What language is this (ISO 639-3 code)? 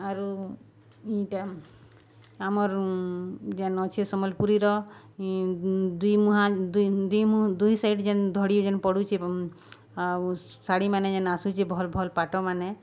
ori